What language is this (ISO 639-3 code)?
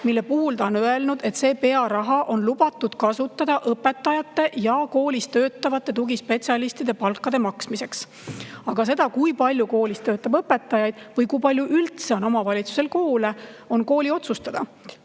est